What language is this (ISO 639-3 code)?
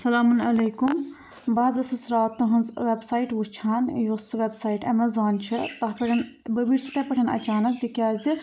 kas